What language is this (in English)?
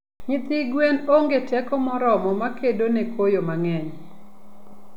Luo (Kenya and Tanzania)